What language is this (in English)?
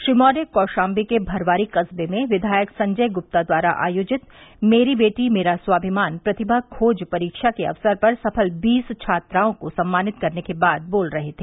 Hindi